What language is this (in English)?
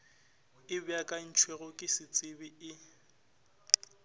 Northern Sotho